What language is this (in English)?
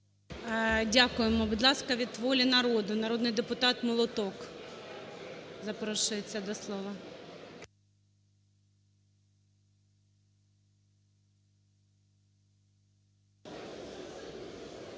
Ukrainian